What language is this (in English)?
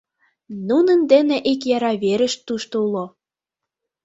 Mari